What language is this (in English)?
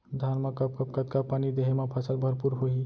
Chhattisgarhi